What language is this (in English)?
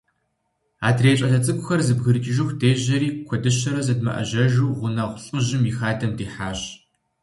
Kabardian